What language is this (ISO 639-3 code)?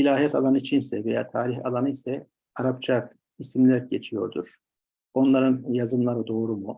tur